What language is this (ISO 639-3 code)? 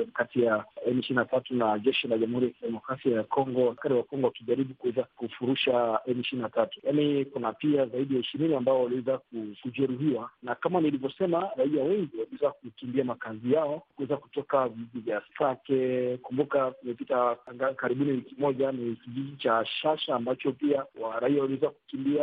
swa